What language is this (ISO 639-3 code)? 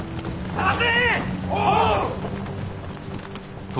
jpn